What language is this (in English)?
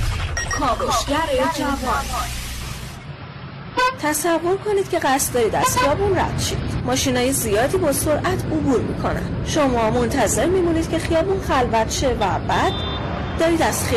Persian